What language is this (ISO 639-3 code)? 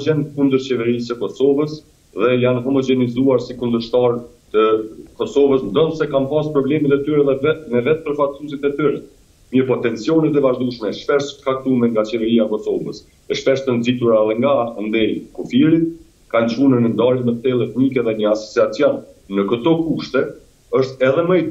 ron